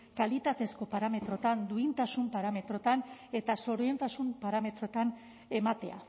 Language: Basque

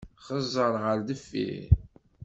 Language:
Kabyle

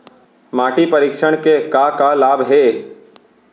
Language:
Chhattisgarhi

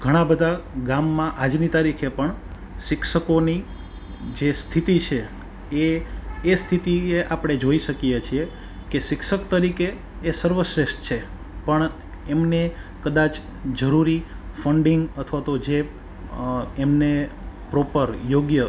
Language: Gujarati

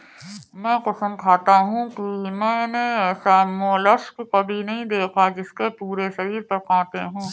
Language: Hindi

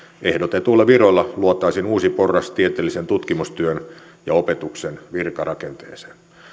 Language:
Finnish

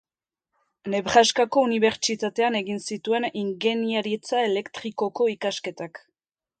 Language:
Basque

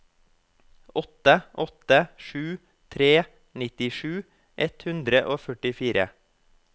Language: Norwegian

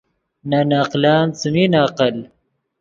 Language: Yidgha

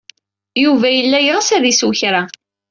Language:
Kabyle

